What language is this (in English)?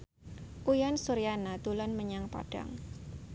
Javanese